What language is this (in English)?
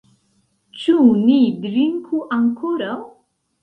Esperanto